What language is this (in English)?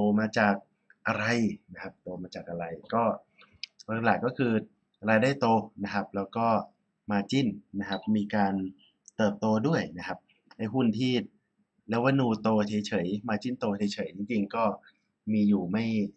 Thai